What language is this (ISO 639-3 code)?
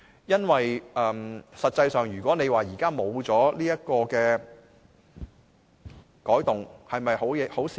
yue